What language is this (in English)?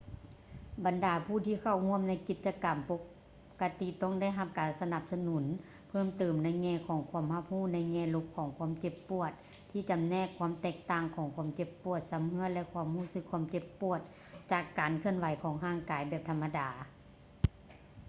Lao